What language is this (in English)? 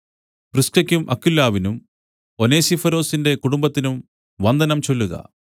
Malayalam